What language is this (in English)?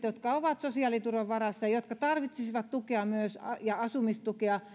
Finnish